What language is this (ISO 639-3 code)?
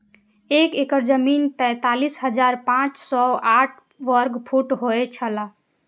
mai